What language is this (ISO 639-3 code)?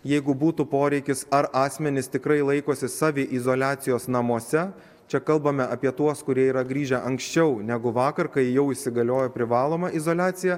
lit